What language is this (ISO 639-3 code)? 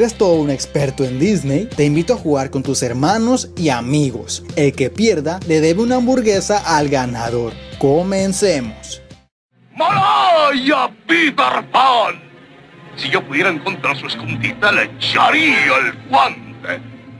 spa